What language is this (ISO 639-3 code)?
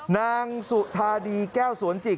tha